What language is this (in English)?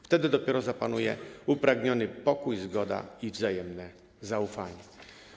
Polish